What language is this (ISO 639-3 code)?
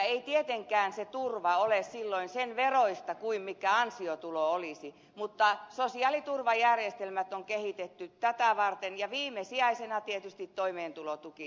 fin